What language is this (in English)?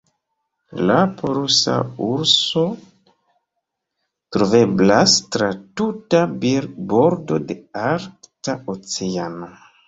Esperanto